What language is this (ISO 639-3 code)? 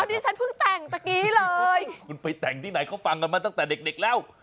tha